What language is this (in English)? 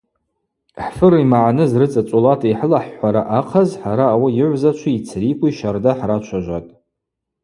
Abaza